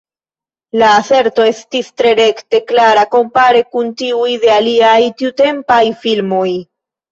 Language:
Esperanto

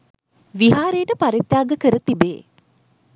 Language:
Sinhala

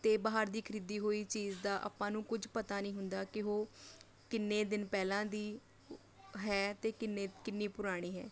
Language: Punjabi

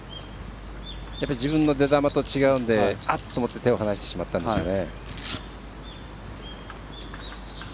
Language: Japanese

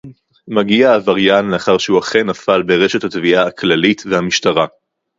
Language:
Hebrew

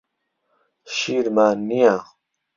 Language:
Central Kurdish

